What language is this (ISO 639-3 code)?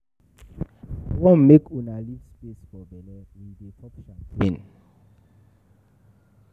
pcm